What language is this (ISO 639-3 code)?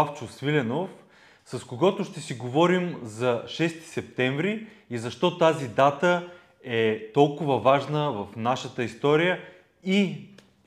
bul